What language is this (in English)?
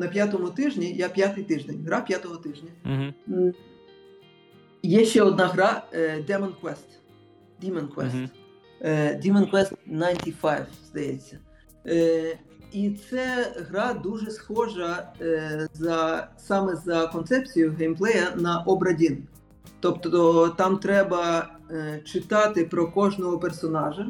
Ukrainian